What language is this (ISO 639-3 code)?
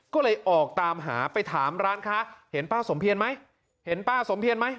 tha